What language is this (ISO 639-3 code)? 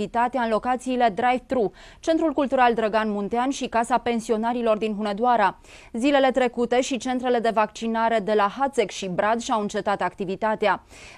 ron